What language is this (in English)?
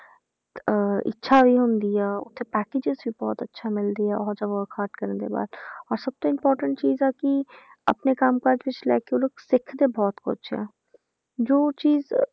Punjabi